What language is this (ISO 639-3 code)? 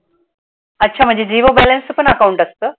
mar